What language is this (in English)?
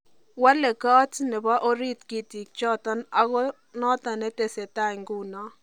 Kalenjin